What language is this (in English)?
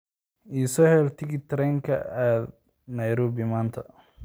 Somali